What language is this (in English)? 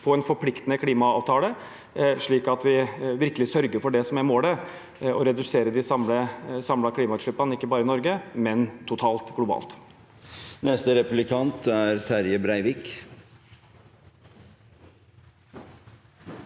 Norwegian